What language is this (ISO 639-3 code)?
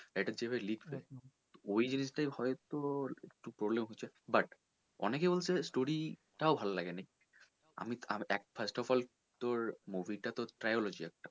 ben